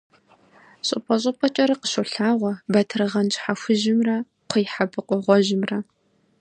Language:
Kabardian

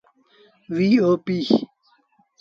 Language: Sindhi Bhil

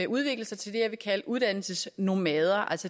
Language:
Danish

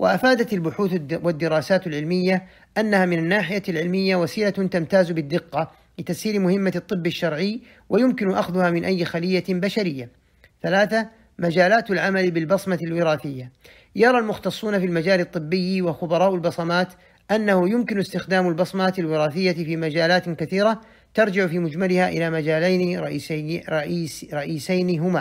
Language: Arabic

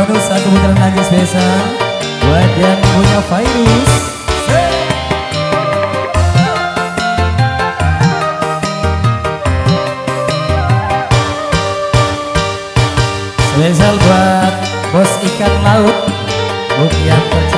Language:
Indonesian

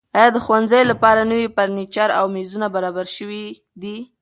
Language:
Pashto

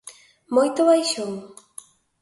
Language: Galician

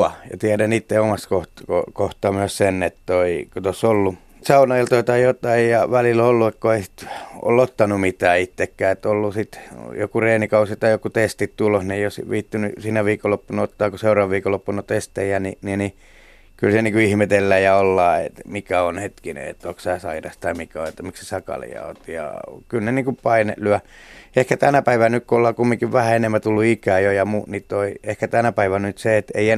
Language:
Finnish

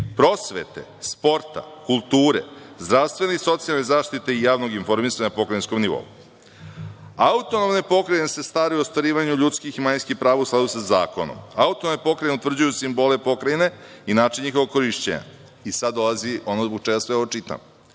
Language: Serbian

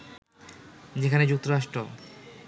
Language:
Bangla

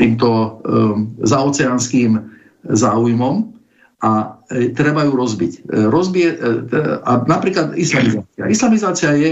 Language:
Slovak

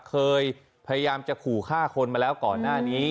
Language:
Thai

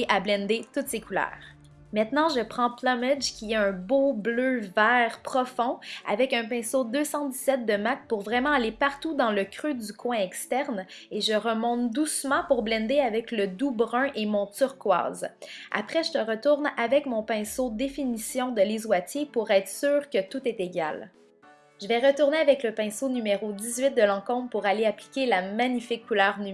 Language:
French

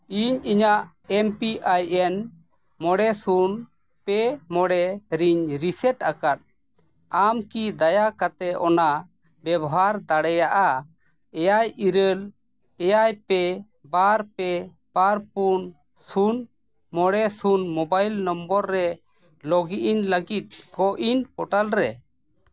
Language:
Santali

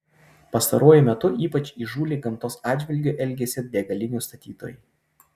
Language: Lithuanian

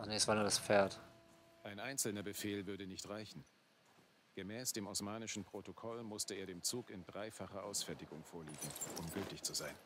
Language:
German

